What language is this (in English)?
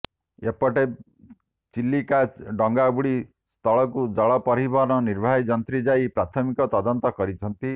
Odia